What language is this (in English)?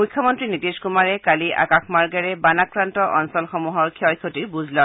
Assamese